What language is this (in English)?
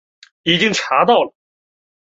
Chinese